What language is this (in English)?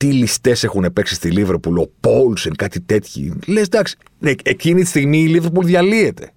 Greek